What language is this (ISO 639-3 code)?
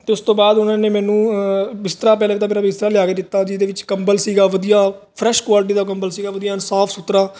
pan